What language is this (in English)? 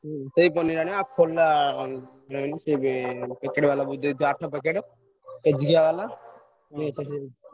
Odia